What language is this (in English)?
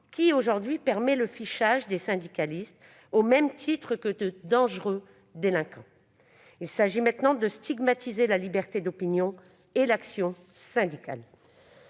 French